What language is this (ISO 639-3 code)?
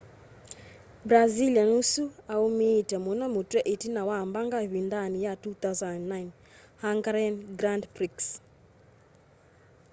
kam